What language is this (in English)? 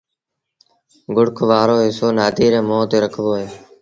Sindhi Bhil